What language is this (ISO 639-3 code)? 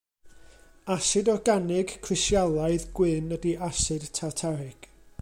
cym